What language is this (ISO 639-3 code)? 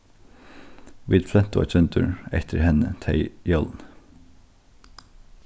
fao